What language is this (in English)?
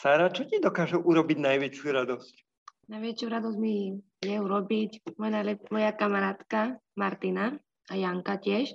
Slovak